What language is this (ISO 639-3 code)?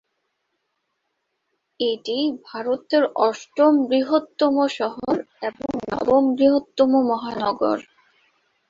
ben